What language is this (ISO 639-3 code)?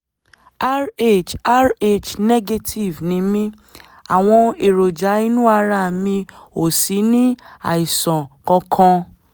yor